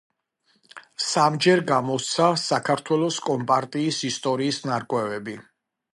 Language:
Georgian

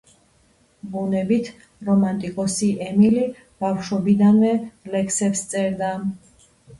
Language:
Georgian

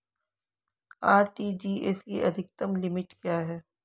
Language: Hindi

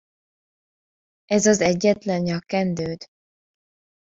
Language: Hungarian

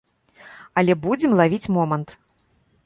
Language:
Belarusian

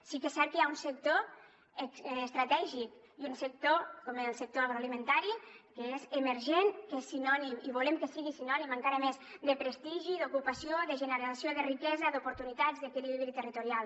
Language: Catalan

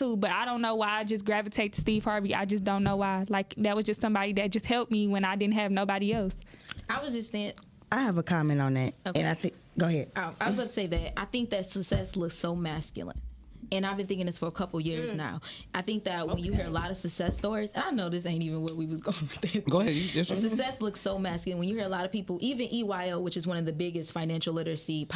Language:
English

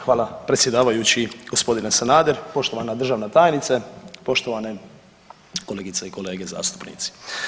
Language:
Croatian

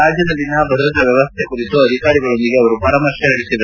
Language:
Kannada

